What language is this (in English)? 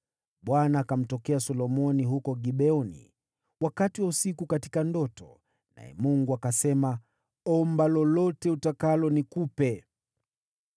Swahili